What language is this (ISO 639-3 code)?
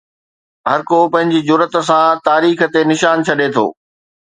snd